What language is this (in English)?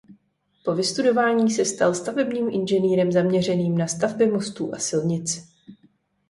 Czech